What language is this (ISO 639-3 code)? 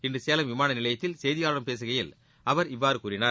tam